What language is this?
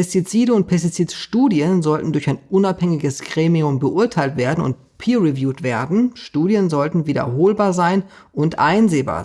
German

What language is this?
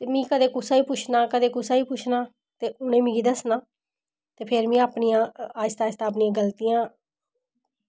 Dogri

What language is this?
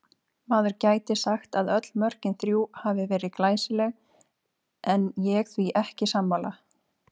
Icelandic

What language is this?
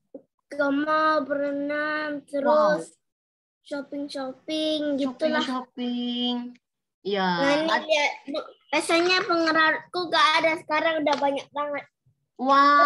Indonesian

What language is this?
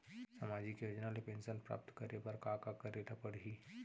Chhattisgarhi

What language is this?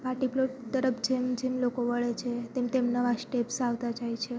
Gujarati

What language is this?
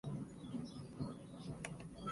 Spanish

